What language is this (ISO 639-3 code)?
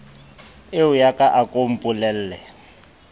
sot